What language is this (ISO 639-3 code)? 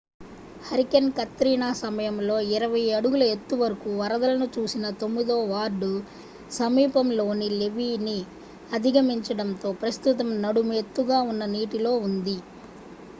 tel